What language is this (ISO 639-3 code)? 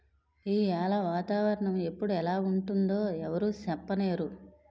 tel